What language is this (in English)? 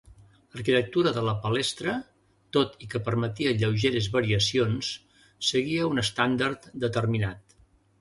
Catalan